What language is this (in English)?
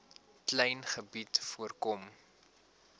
Afrikaans